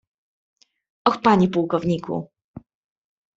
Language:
Polish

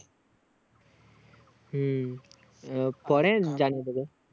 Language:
Bangla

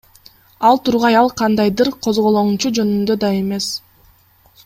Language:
Kyrgyz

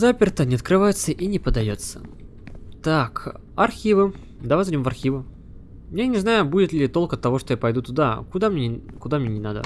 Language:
Russian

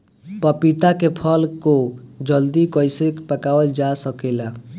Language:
Bhojpuri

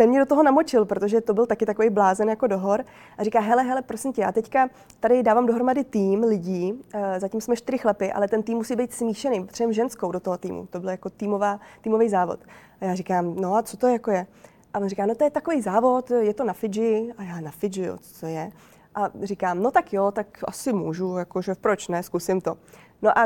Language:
Czech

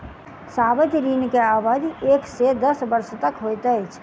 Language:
Maithili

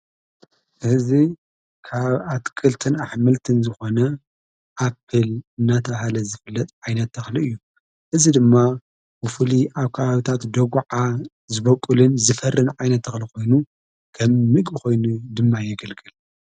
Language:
Tigrinya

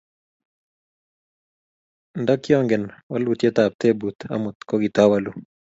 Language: Kalenjin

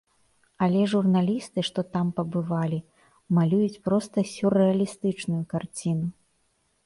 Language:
Belarusian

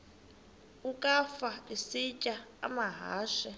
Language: Xhosa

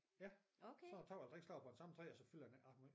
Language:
Danish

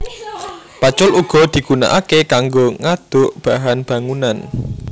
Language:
Javanese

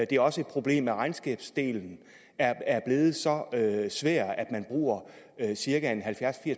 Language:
Danish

